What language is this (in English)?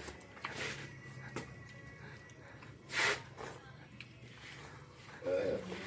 Indonesian